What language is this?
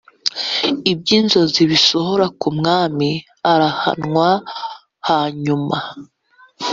Kinyarwanda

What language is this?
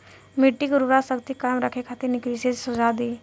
Bhojpuri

